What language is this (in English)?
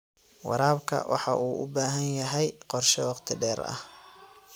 Somali